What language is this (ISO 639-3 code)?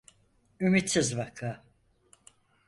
tur